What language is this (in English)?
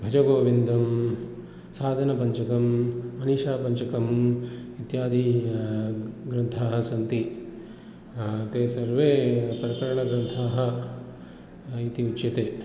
Sanskrit